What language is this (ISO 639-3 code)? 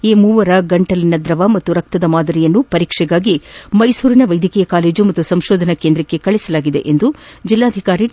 kan